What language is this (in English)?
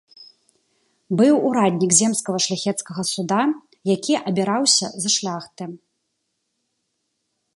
Belarusian